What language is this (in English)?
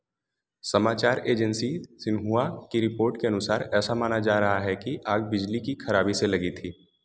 Hindi